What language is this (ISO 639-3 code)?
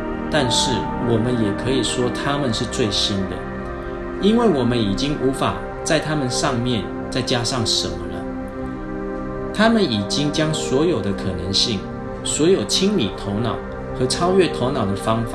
zho